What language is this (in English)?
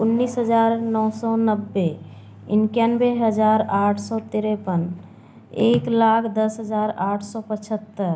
Hindi